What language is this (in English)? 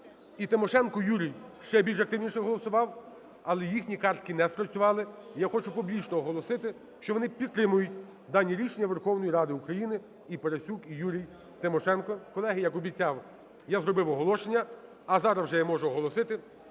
Ukrainian